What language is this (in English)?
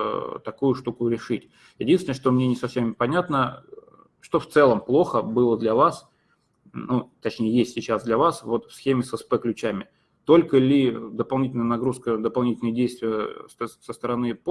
Russian